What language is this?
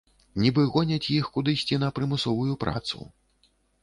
Belarusian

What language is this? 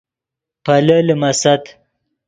Yidgha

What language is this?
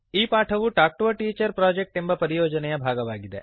Kannada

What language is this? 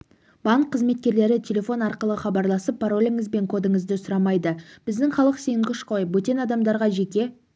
Kazakh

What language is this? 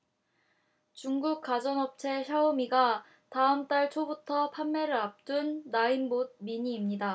Korean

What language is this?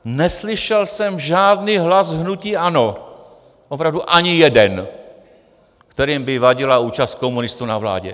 Czech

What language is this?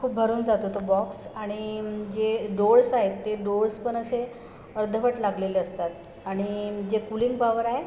Marathi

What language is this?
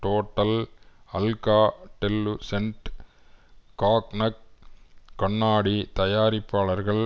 Tamil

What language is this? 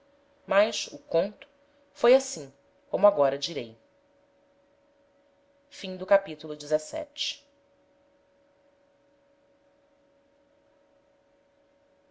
Portuguese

